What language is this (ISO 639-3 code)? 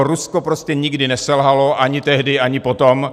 ces